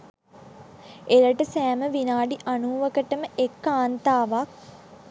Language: Sinhala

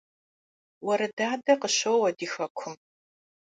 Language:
Kabardian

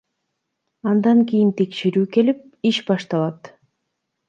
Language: Kyrgyz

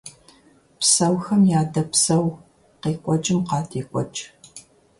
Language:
Kabardian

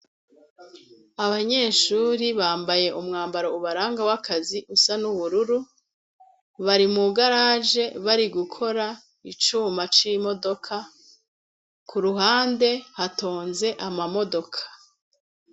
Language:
Rundi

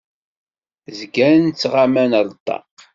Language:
Kabyle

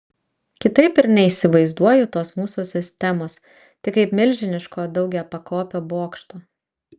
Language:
Lithuanian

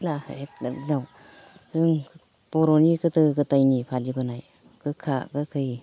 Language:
Bodo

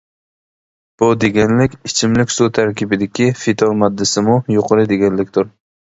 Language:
Uyghur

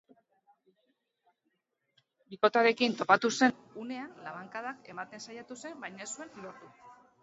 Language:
Basque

